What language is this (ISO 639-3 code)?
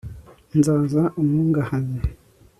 kin